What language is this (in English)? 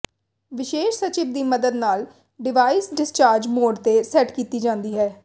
Punjabi